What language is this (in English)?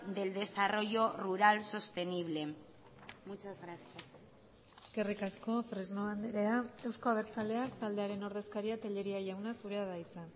Basque